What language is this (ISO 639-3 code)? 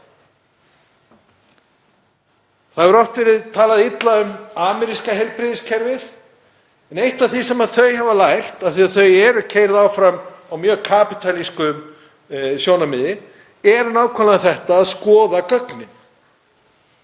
isl